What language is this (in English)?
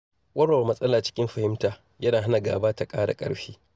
Hausa